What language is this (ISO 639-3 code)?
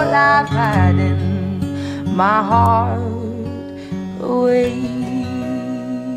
nld